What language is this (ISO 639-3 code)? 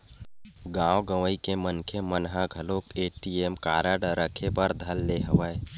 hne